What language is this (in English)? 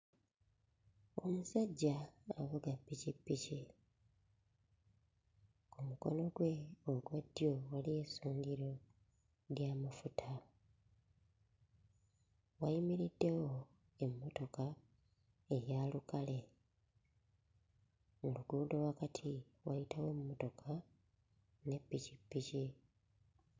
Ganda